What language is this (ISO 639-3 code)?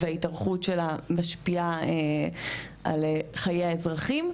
heb